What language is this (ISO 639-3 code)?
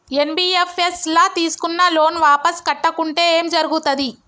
tel